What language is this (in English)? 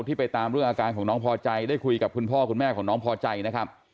Thai